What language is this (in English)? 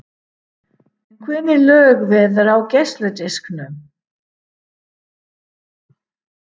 Icelandic